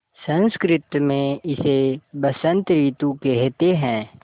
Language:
Hindi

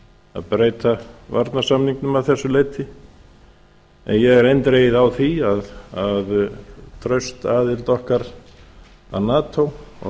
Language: Icelandic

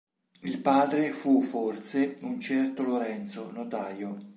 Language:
Italian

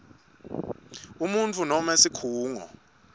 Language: Swati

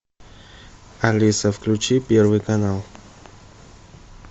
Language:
Russian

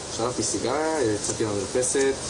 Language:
Hebrew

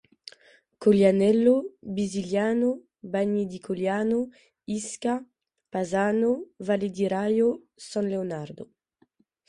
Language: French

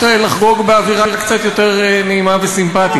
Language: Hebrew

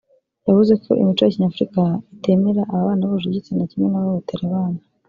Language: Kinyarwanda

